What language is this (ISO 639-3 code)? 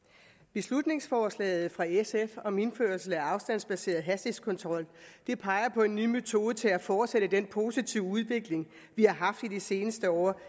dan